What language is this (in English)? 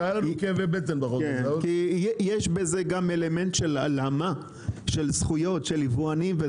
Hebrew